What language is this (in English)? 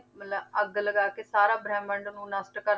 Punjabi